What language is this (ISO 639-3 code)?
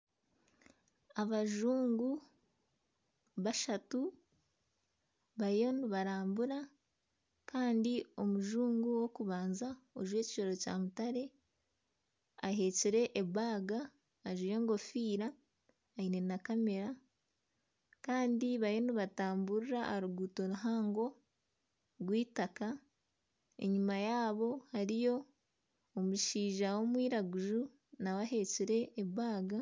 nyn